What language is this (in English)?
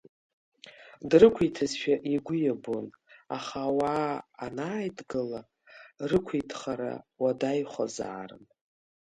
Abkhazian